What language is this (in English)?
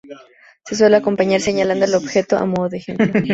Spanish